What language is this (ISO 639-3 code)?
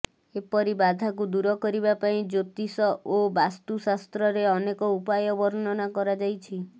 ori